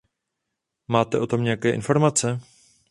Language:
Czech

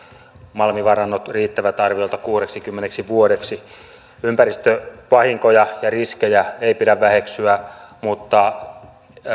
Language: Finnish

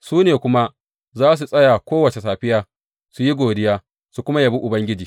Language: Hausa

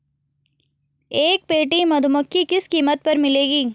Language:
Hindi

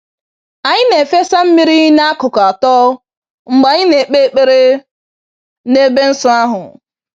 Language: Igbo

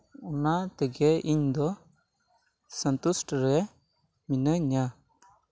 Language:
Santali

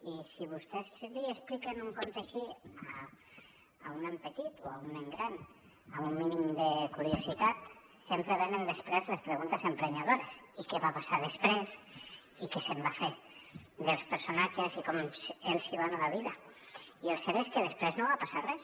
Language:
Catalan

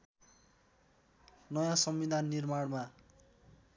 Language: Nepali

